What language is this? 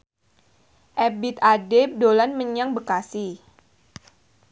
Javanese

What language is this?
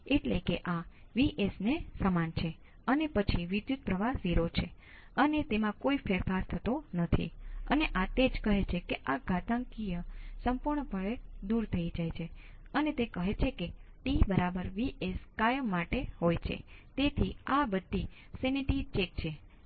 Gujarati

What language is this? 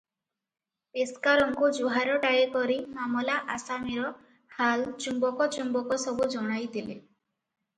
Odia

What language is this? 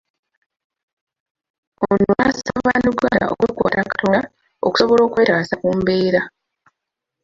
Ganda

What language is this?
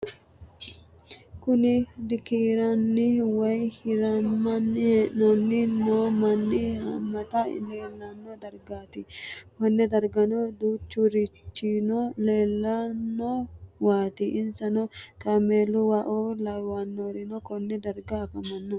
Sidamo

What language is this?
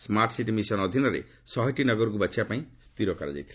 Odia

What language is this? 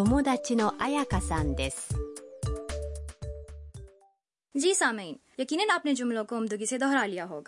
Urdu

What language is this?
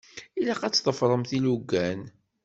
Kabyle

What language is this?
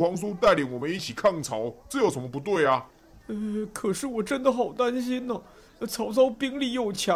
Chinese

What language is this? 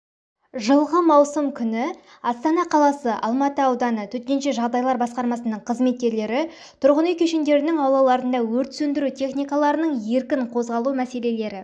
Kazakh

